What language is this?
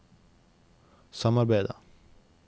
Norwegian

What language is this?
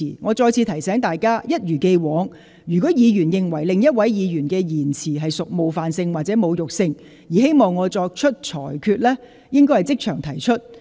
Cantonese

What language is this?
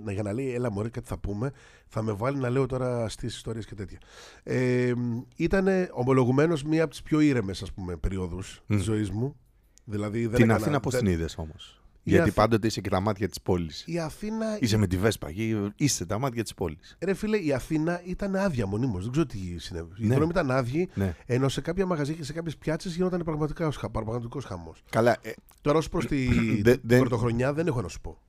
Greek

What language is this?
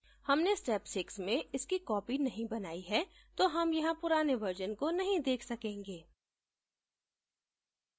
Hindi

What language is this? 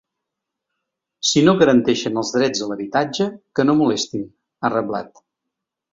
Catalan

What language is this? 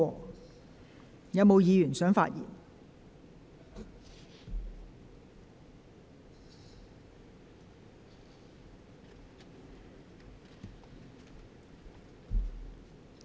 Cantonese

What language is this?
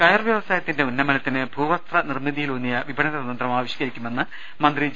Malayalam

